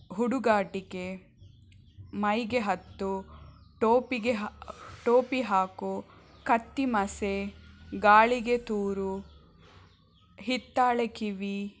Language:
Kannada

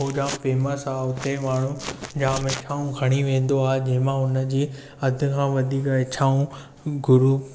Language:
Sindhi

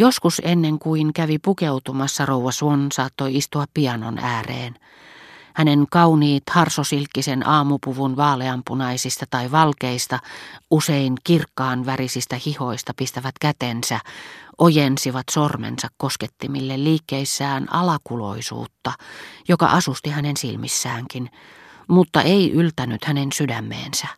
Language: Finnish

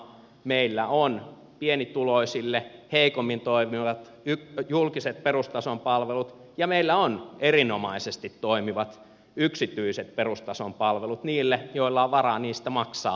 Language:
Finnish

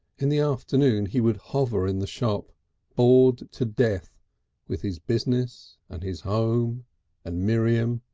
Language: English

